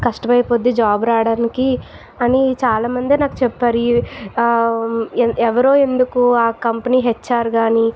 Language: Telugu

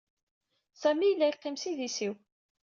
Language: Kabyle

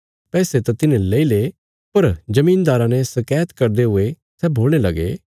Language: Bilaspuri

